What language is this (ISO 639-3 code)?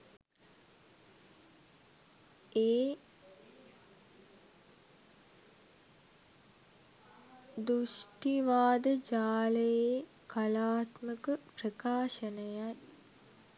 sin